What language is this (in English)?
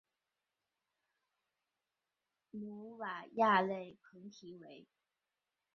Chinese